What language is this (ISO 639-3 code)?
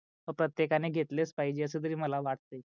mar